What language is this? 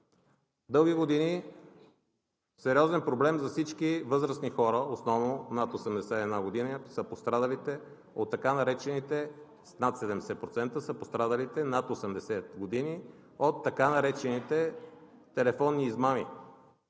Bulgarian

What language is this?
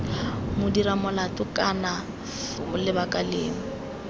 Tswana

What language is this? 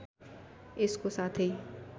Nepali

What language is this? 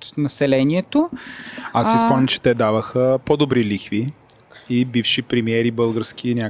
Bulgarian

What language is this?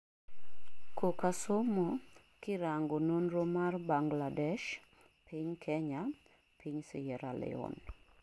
Luo (Kenya and Tanzania)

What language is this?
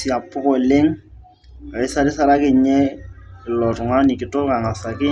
Masai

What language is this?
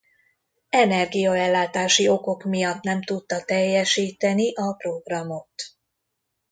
Hungarian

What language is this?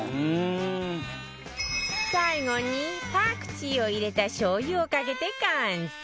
Japanese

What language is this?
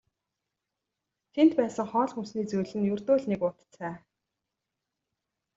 Mongolian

